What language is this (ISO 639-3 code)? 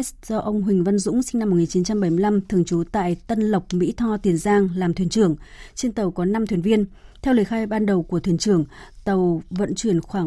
vie